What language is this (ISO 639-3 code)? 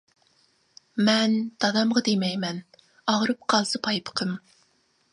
uig